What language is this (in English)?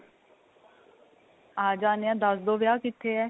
Punjabi